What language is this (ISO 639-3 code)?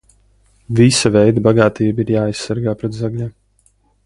lav